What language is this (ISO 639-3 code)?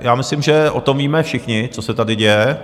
ces